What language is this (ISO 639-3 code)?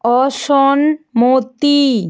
ben